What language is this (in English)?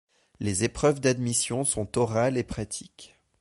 French